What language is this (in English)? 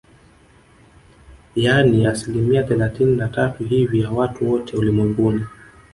Swahili